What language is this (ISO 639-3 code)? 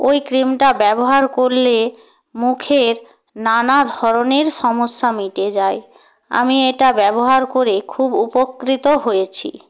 ben